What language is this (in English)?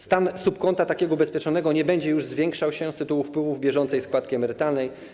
Polish